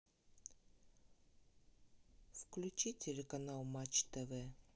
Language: Russian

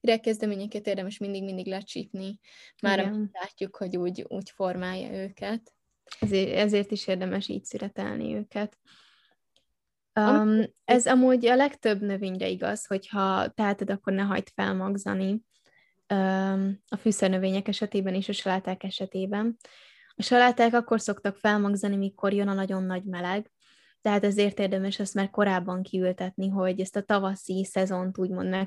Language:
Hungarian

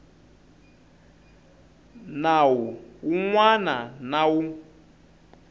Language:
Tsonga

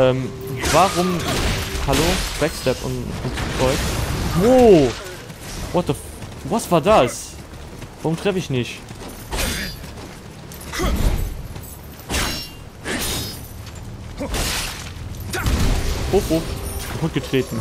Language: German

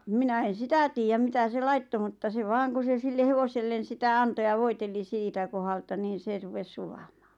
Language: Finnish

